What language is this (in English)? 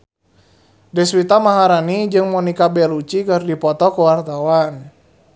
Sundanese